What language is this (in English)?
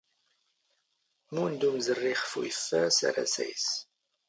Standard Moroccan Tamazight